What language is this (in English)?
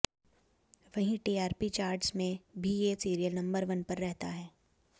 Hindi